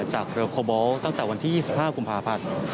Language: Thai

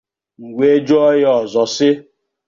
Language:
Igbo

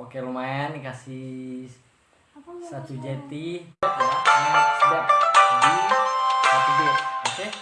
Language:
Indonesian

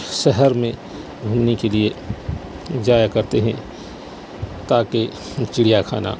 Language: Urdu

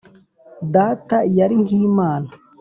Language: Kinyarwanda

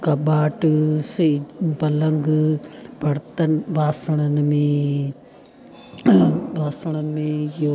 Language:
Sindhi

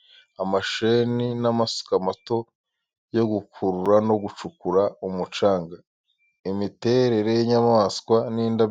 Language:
Kinyarwanda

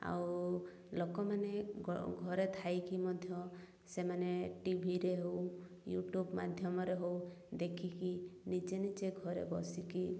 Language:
Odia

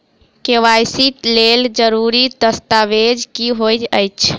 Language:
Maithili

